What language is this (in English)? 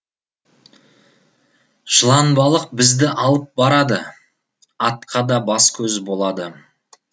Kazakh